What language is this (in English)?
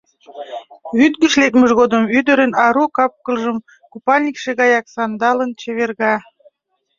Mari